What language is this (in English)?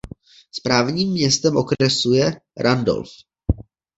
Czech